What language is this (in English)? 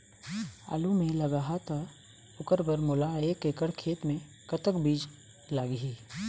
Chhattisgarhi